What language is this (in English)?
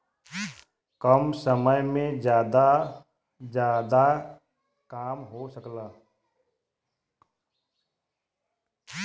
Bhojpuri